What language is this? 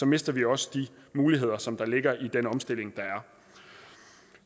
Danish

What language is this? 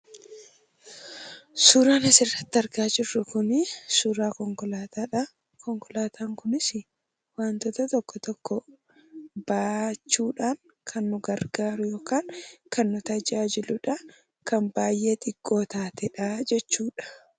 Oromo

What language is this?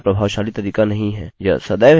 Hindi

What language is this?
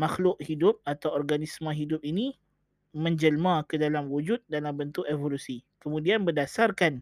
Malay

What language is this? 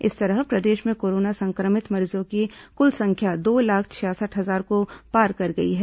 Hindi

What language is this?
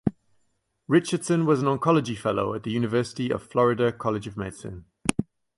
English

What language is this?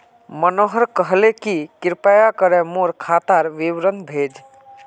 Magahi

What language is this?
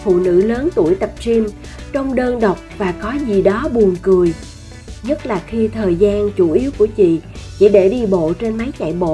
Vietnamese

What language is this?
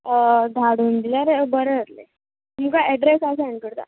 Konkani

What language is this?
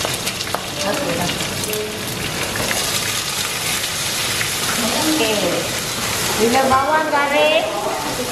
Malay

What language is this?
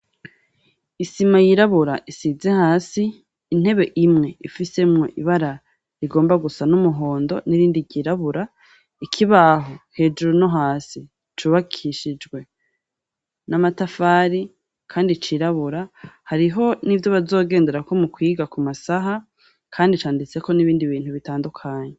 Rundi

